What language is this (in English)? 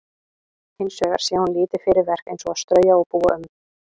Icelandic